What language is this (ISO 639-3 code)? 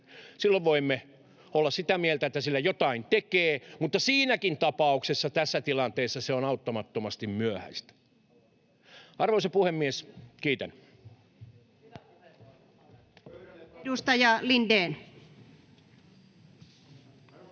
fin